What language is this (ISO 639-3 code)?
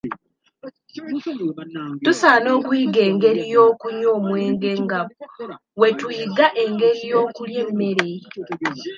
lug